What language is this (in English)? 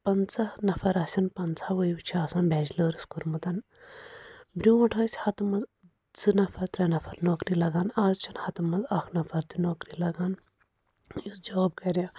Kashmiri